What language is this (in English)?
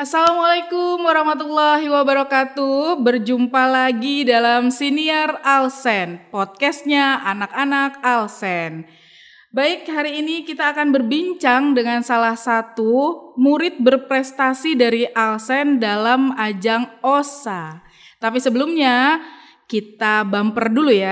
Indonesian